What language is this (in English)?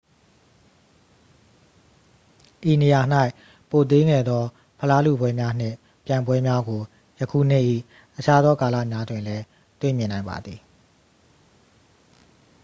Burmese